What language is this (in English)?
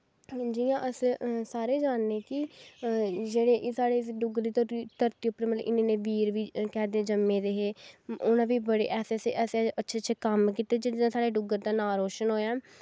Dogri